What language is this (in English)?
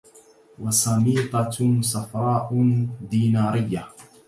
Arabic